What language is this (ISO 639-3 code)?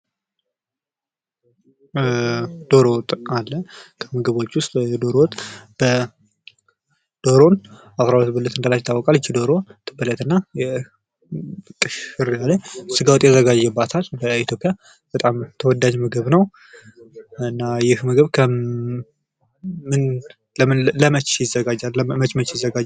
amh